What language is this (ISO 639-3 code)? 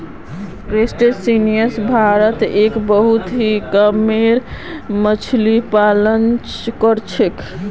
mag